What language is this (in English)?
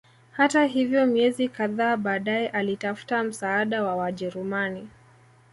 Swahili